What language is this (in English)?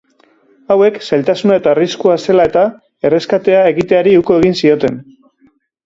Basque